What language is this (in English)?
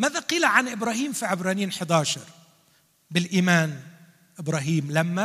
Arabic